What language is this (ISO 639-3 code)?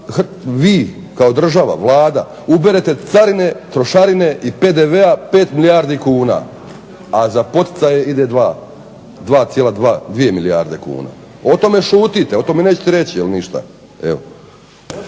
hrv